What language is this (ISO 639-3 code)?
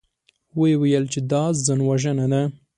pus